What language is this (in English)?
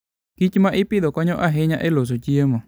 Luo (Kenya and Tanzania)